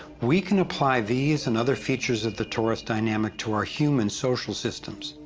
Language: English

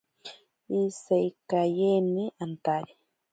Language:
Ashéninka Perené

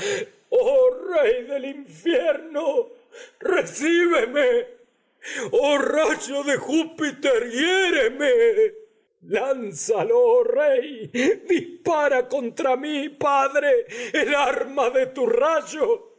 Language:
Spanish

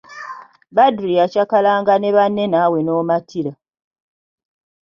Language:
Ganda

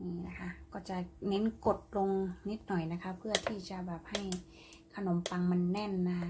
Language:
Thai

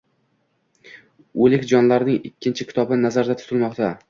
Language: Uzbek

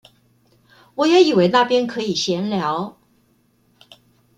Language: Chinese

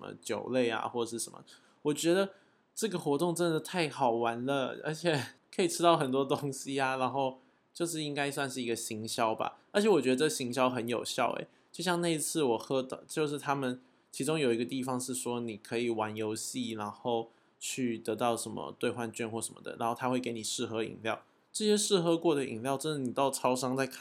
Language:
Chinese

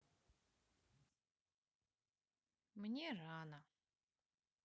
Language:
Russian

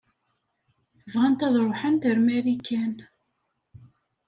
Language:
Kabyle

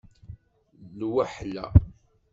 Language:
Kabyle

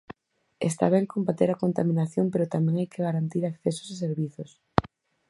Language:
Galician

